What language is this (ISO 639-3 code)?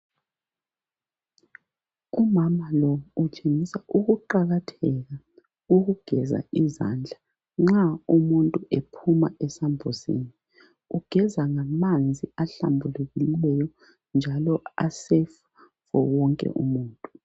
nde